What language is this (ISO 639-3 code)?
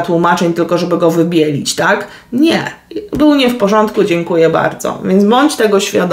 pol